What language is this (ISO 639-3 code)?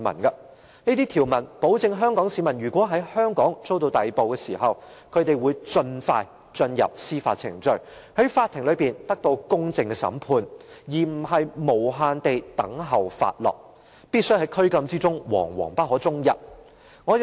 yue